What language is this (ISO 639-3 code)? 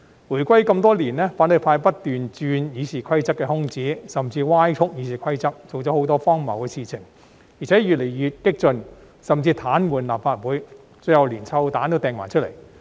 yue